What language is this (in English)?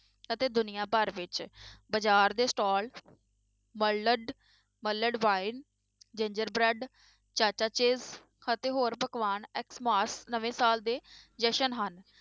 Punjabi